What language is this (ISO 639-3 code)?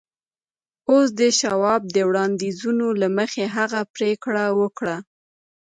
pus